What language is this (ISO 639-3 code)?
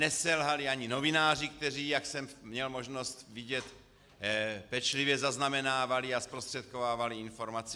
ces